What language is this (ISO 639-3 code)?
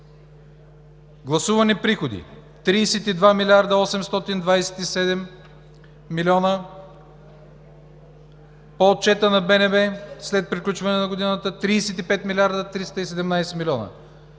bul